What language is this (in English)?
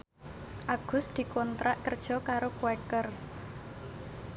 Javanese